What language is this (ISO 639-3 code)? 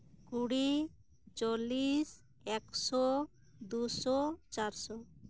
sat